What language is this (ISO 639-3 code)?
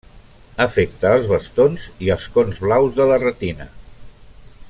cat